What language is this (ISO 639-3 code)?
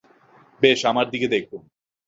ben